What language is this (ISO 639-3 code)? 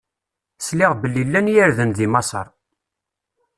kab